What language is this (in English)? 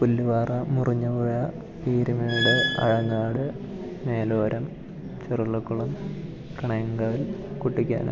Malayalam